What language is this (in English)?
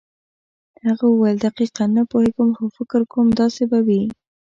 Pashto